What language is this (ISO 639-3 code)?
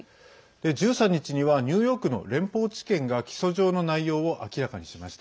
jpn